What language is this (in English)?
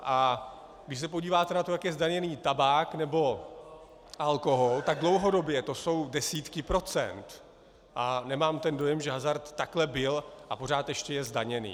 Czech